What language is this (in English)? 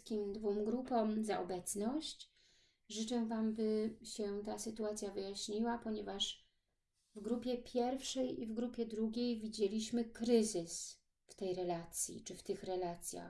Polish